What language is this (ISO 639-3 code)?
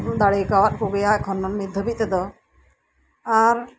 sat